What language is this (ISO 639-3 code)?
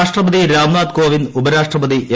mal